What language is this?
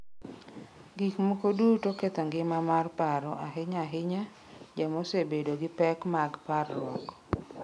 Luo (Kenya and Tanzania)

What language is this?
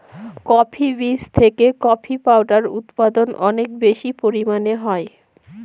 Bangla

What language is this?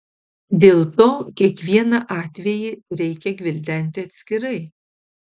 Lithuanian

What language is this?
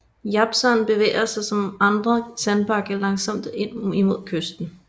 Danish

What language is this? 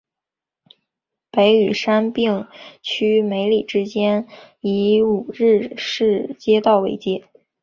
Chinese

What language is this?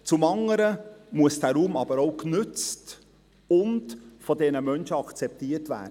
Swiss German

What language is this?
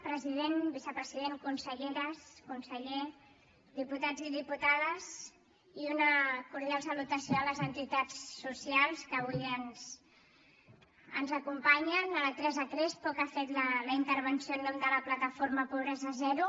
Catalan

